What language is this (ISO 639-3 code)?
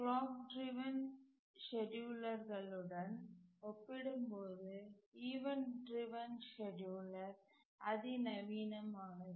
tam